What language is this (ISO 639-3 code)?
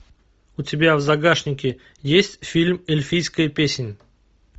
rus